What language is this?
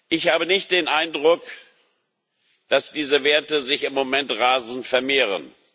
German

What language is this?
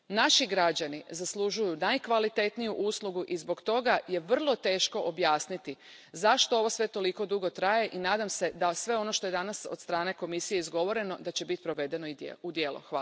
Croatian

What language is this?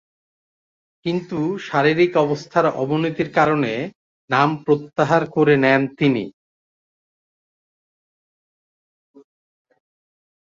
Bangla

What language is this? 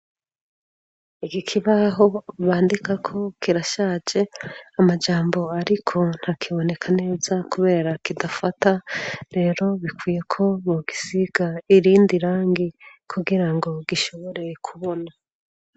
Rundi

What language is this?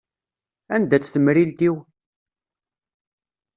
Kabyle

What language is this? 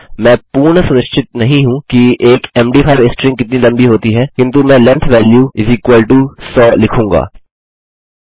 Hindi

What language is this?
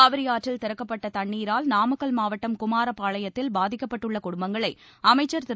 Tamil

